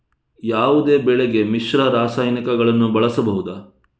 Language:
Kannada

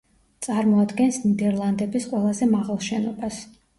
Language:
Georgian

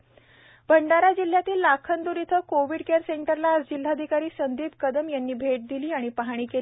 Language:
Marathi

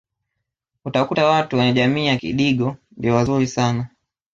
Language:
Swahili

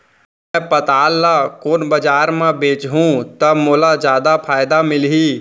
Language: Chhattisgarhi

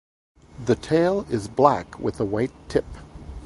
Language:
English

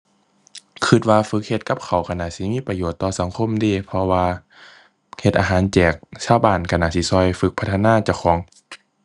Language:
Thai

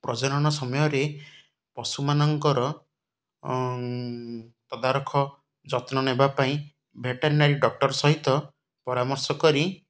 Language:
Odia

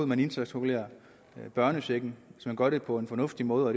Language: Danish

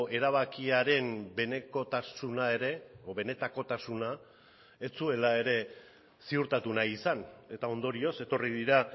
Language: Basque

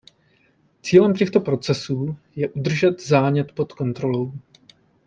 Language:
Czech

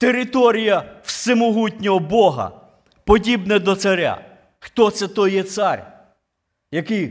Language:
Ukrainian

